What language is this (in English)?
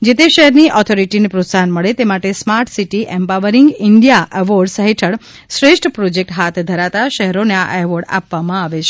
Gujarati